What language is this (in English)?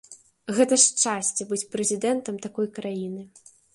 Belarusian